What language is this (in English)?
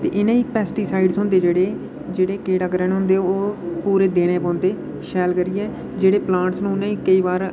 Dogri